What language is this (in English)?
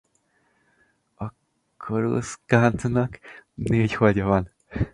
Hungarian